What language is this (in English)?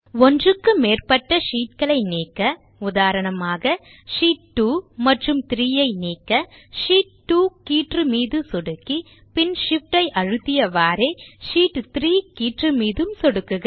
Tamil